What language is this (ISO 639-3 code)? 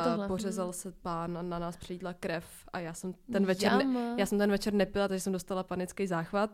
ces